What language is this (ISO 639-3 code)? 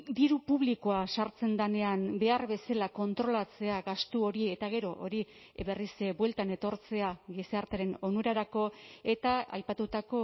eus